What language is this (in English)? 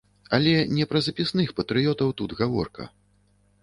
Belarusian